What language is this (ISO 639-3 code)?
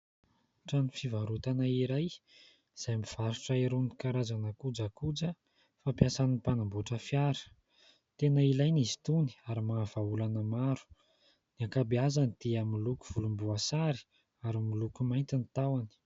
mlg